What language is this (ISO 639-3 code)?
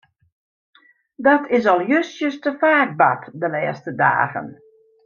fry